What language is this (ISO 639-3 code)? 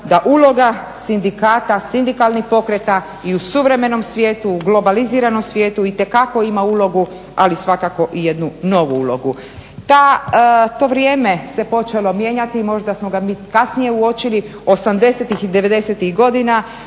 hrv